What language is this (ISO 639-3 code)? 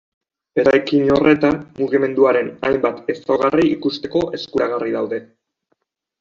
eus